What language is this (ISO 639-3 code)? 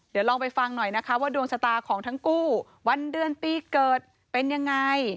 tha